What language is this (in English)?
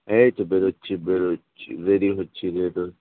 Bangla